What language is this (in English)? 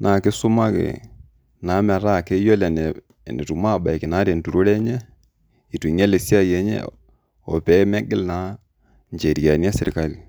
Masai